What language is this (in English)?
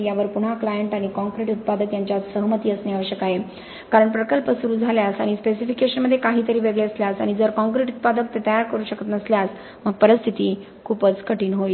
Marathi